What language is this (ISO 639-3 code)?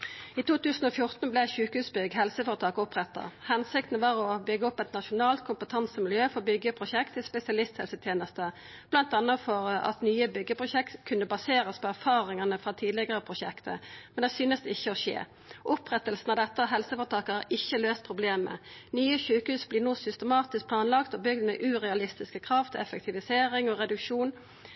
nno